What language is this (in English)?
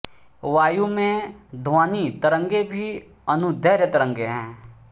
Hindi